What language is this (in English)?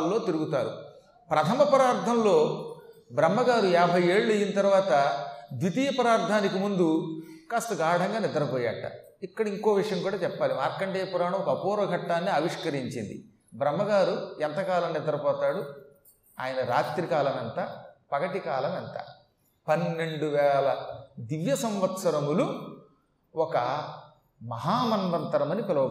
Telugu